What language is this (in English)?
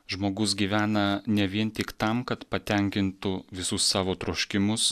Lithuanian